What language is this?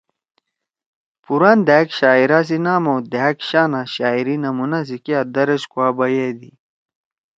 Torwali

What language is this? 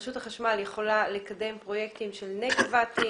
Hebrew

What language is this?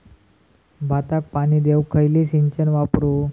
Marathi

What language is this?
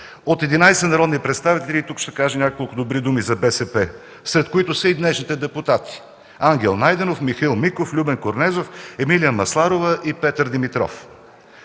Bulgarian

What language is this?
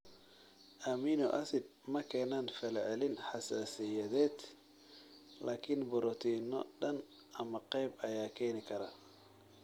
Somali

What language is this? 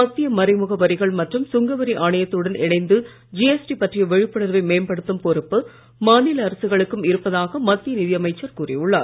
Tamil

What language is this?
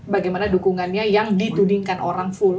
Indonesian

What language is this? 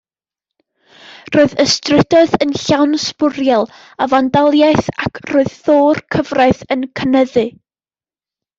Welsh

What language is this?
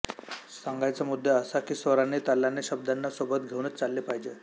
Marathi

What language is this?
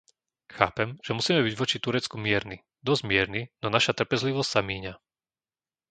Slovak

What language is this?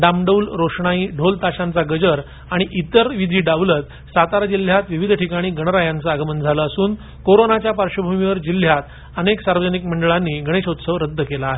Marathi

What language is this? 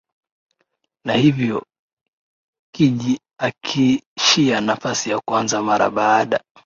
Swahili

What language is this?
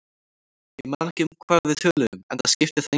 Icelandic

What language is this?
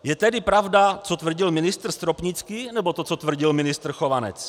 Czech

